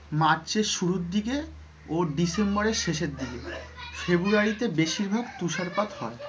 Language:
Bangla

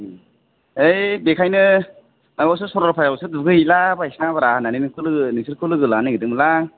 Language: Bodo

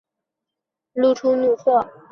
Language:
Chinese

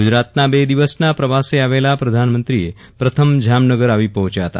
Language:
Gujarati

